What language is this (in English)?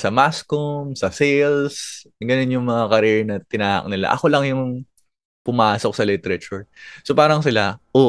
Filipino